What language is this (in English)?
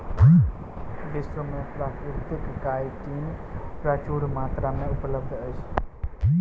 Maithili